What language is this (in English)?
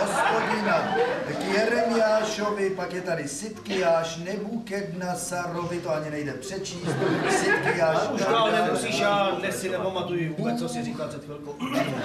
Czech